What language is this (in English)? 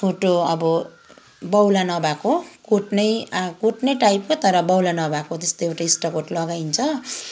Nepali